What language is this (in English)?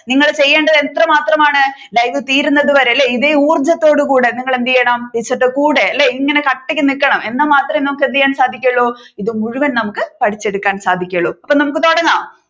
Malayalam